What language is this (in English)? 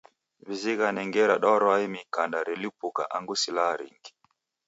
Taita